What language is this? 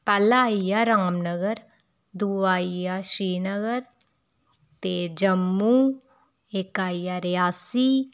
Dogri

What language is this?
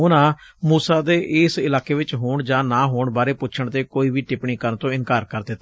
Punjabi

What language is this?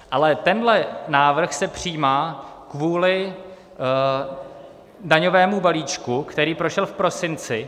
Czech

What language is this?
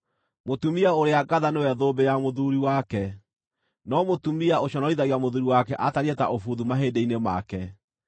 Kikuyu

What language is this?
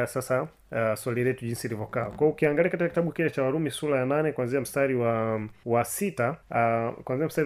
Swahili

